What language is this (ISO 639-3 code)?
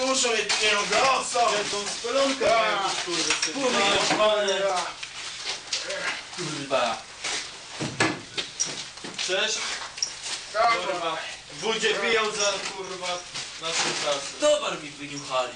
pol